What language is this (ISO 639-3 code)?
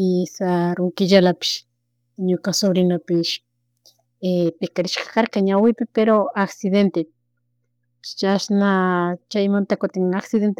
qug